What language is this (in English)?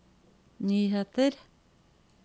Norwegian